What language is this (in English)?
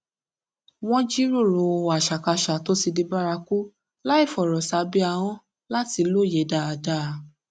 Yoruba